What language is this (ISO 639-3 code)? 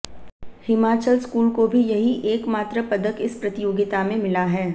hin